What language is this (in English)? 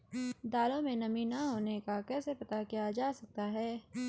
Hindi